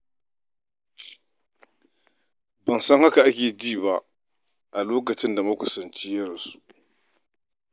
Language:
Hausa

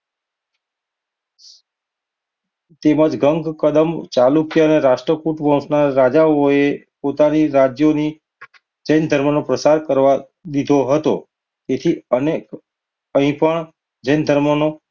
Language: Gujarati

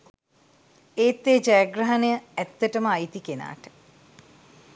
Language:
Sinhala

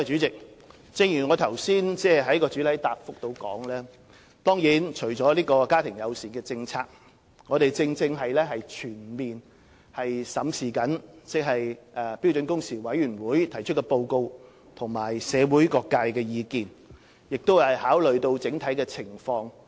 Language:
Cantonese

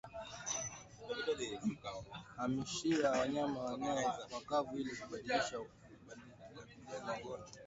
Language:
Swahili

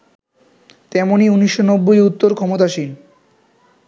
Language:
Bangla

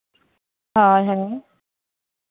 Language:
Santali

